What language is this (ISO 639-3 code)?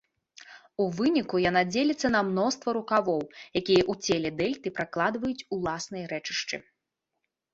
bel